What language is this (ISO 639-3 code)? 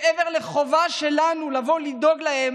heb